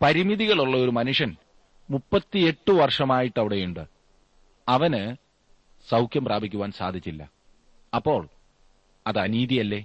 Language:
Malayalam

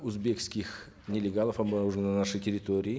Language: Kazakh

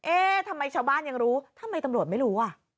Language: Thai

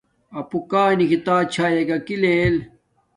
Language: Domaaki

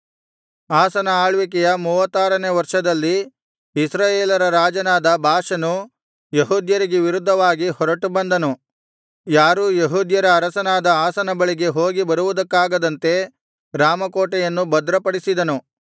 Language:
Kannada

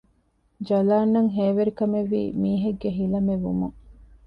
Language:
Divehi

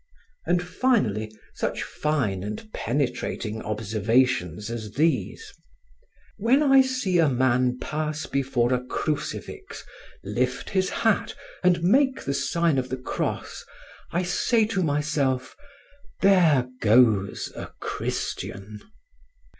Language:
English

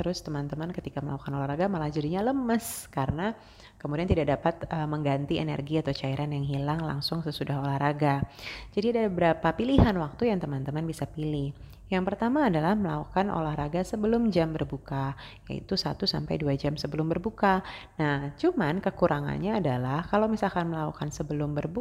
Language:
Indonesian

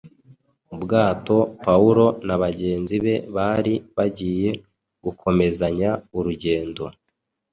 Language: Kinyarwanda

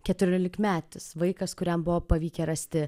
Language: Lithuanian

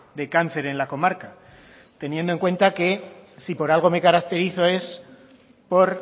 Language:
Spanish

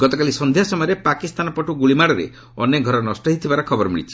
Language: Odia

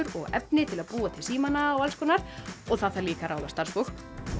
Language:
Icelandic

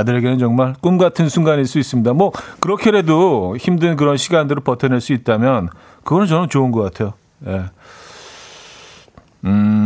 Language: Korean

